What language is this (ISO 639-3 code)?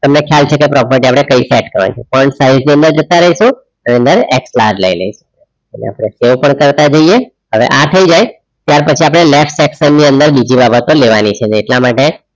guj